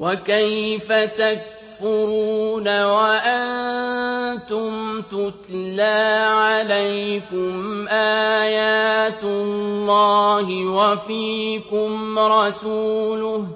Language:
Arabic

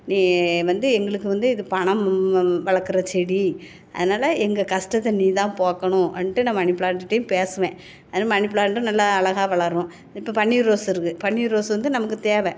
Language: Tamil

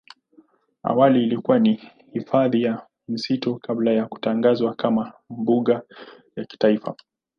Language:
Swahili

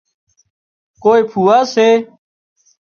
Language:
Wadiyara Koli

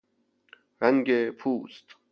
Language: Persian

